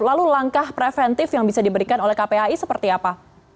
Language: Indonesian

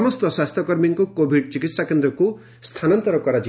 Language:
Odia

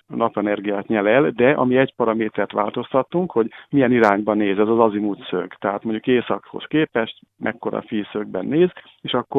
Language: Hungarian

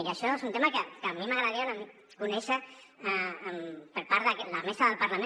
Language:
Catalan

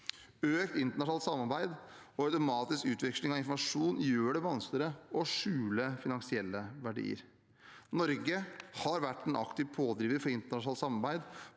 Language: Norwegian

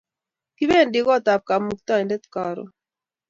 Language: Kalenjin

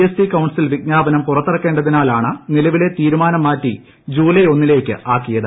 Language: Malayalam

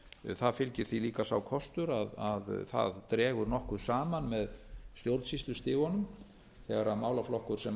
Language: Icelandic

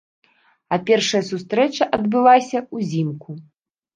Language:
Belarusian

